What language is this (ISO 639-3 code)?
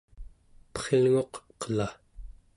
esu